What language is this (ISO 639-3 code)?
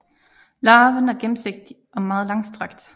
dan